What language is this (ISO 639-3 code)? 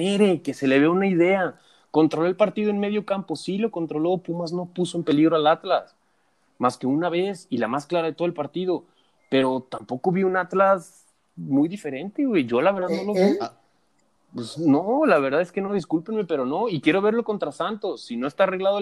spa